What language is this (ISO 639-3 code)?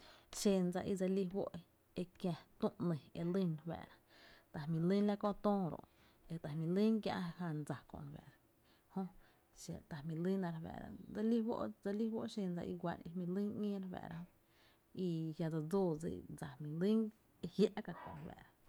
cte